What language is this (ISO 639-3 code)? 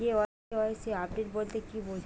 ben